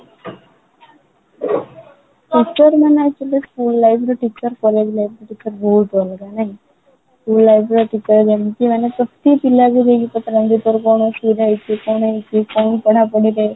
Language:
Odia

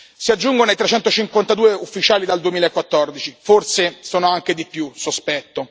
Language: Italian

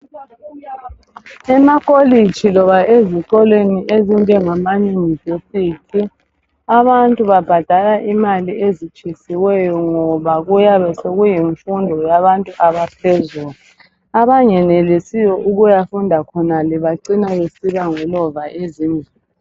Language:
North Ndebele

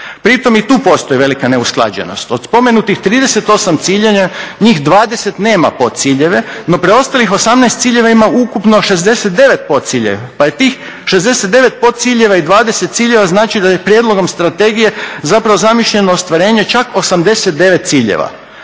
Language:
Croatian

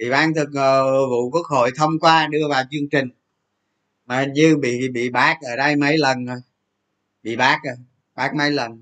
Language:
Vietnamese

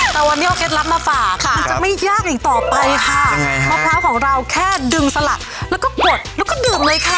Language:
Thai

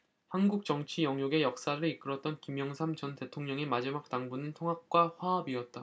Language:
Korean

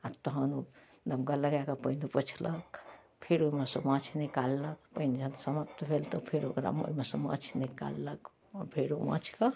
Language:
Maithili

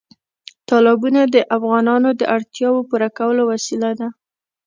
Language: Pashto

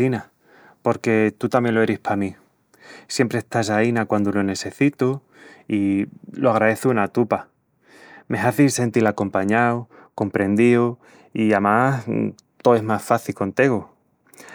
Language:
Extremaduran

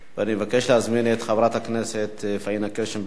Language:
Hebrew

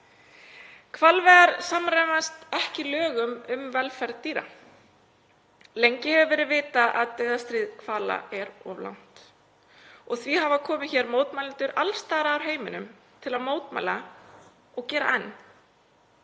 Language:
Icelandic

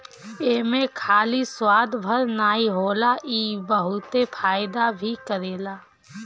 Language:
Bhojpuri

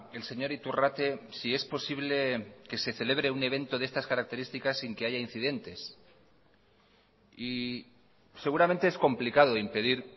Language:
Spanish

